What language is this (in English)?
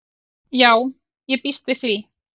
Icelandic